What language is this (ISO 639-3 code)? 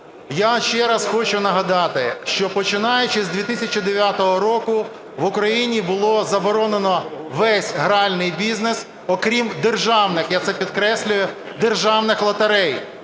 ukr